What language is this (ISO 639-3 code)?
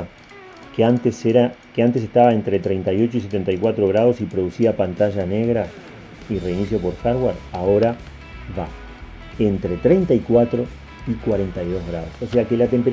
spa